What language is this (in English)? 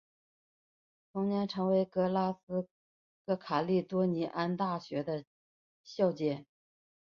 Chinese